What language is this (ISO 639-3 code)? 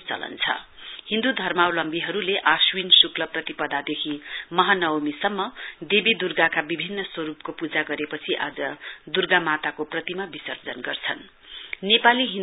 nep